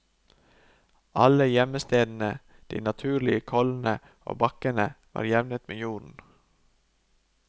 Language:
Norwegian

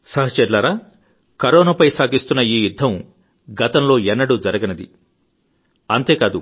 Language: Telugu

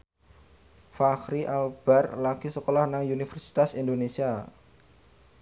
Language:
Javanese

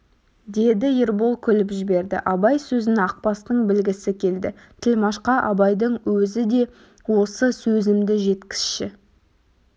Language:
Kazakh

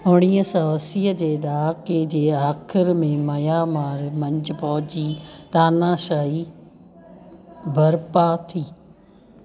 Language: Sindhi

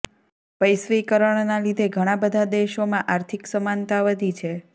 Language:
Gujarati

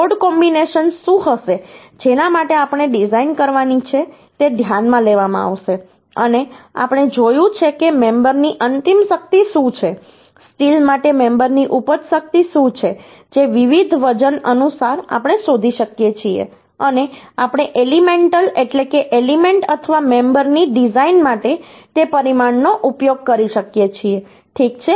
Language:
Gujarati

